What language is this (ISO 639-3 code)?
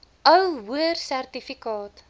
afr